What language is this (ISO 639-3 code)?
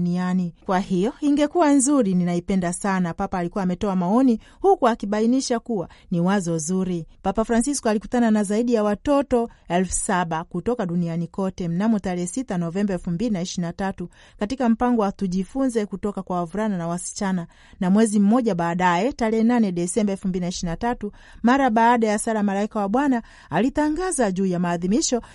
swa